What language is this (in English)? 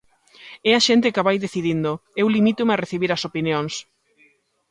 Galician